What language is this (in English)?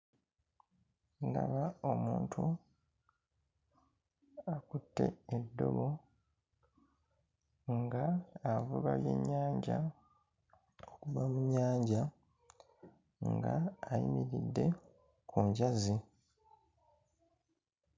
Ganda